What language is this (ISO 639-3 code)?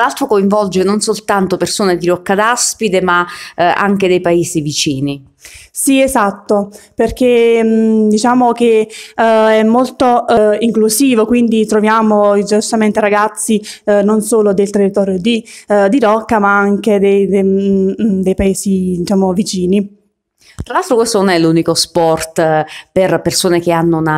ita